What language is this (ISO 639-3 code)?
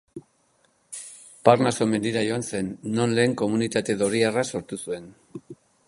eus